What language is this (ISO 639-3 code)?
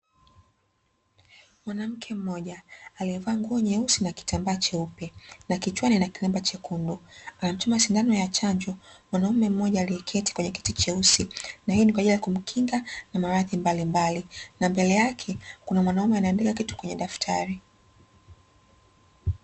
swa